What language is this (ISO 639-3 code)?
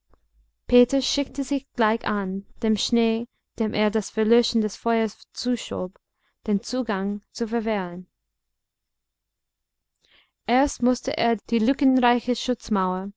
deu